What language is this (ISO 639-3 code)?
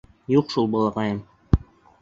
bak